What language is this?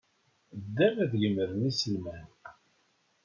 Kabyle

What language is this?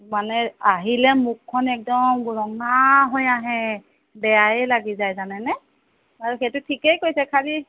Assamese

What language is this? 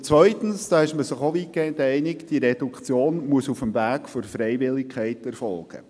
Swiss German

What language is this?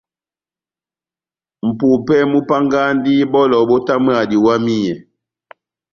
Batanga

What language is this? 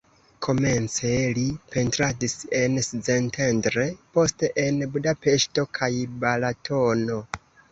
Esperanto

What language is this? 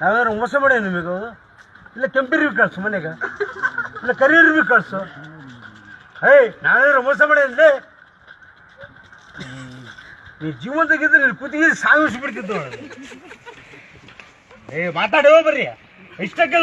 Arabic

